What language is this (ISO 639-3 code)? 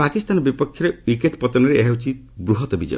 ori